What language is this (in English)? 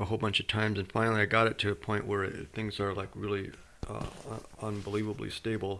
English